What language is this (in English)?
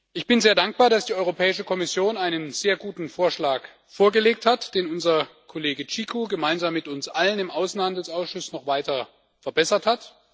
German